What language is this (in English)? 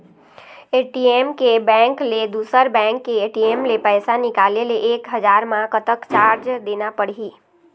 Chhattisgarhi